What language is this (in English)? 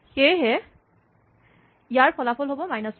Assamese